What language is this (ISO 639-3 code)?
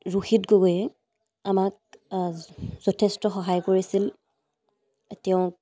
asm